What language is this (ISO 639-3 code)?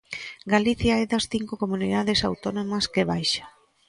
glg